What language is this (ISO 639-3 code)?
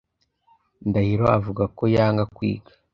kin